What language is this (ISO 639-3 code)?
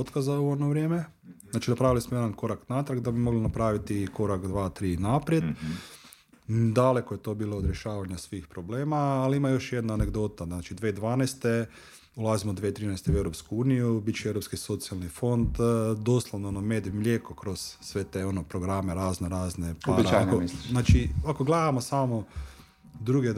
hrv